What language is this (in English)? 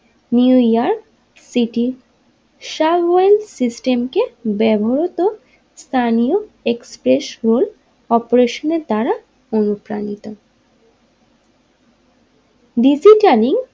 Bangla